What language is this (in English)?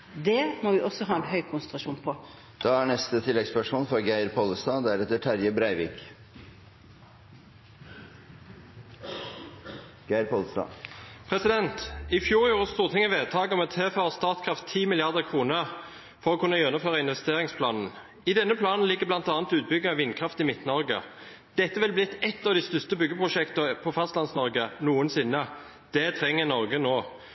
Norwegian